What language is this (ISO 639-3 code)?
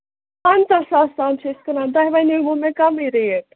kas